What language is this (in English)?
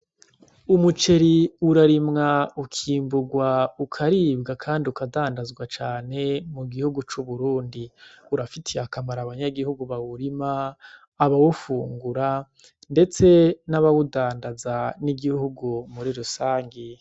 Rundi